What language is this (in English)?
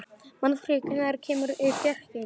Icelandic